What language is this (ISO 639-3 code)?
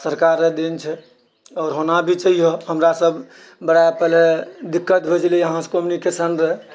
mai